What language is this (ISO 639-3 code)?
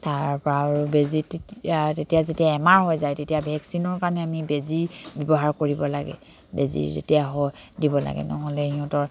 asm